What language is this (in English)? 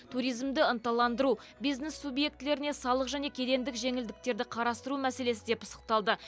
Kazakh